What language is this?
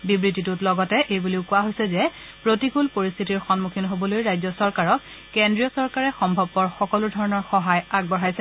Assamese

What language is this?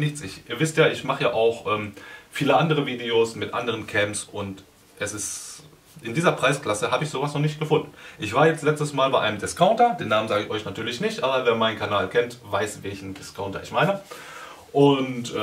German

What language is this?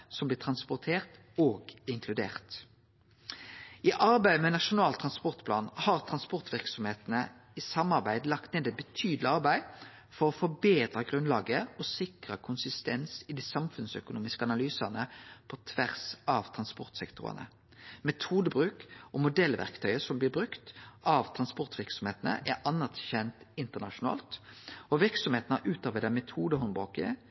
Norwegian Nynorsk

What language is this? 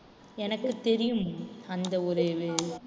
Tamil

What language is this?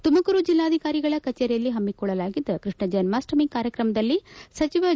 Kannada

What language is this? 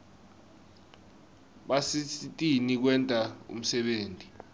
Swati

